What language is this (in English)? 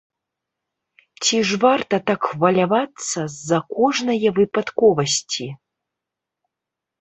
Belarusian